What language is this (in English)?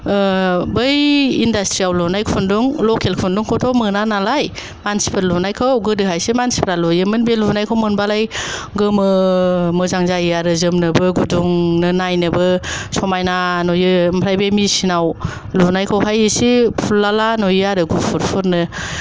Bodo